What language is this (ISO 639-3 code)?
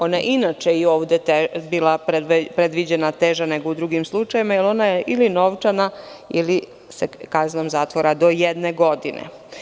srp